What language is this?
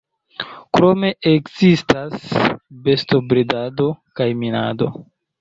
Esperanto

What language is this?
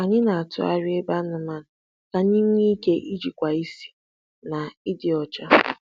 Igbo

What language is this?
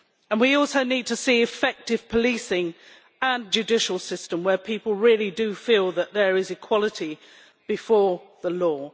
English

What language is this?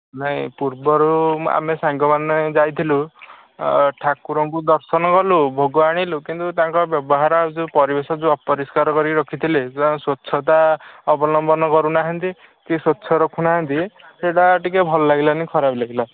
Odia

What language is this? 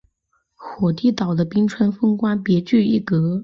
Chinese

